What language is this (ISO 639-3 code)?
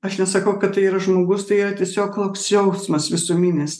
lit